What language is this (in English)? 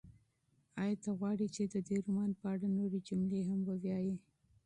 Pashto